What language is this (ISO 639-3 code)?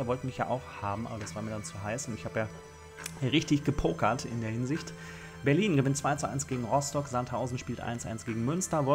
deu